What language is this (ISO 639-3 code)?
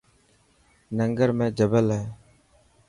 mki